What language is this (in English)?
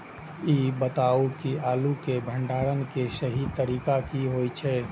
Maithili